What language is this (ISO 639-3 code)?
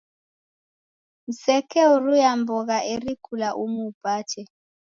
dav